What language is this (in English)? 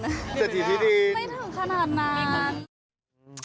Thai